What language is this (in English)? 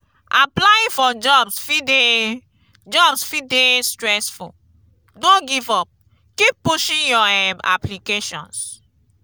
Nigerian Pidgin